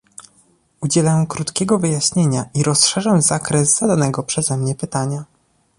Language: Polish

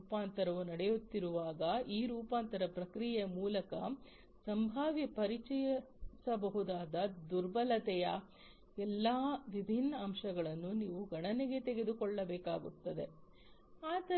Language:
Kannada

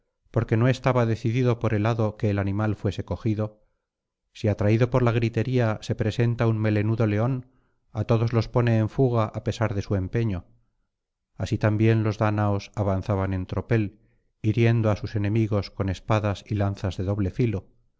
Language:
Spanish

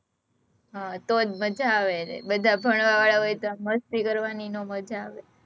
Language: Gujarati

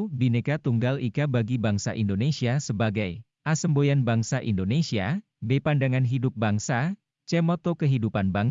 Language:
Indonesian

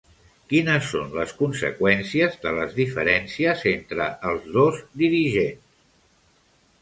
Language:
Catalan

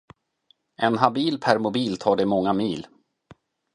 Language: Swedish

